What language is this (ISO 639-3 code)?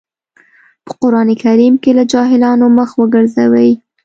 pus